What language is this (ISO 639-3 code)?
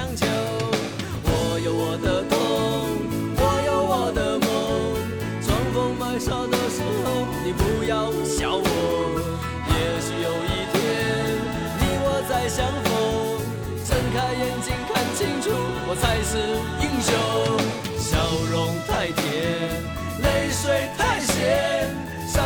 zho